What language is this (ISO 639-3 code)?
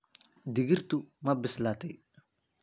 som